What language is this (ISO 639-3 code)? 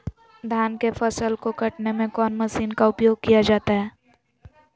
mag